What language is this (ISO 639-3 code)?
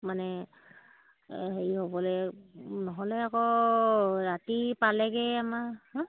asm